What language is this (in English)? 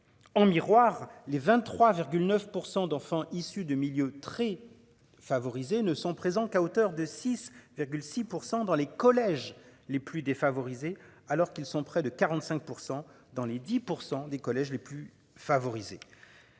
French